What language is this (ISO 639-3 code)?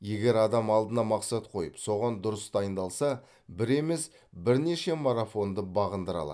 kaz